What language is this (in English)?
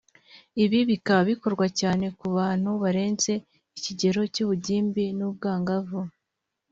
Kinyarwanda